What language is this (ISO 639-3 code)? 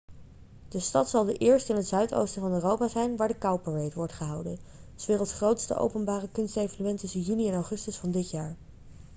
nld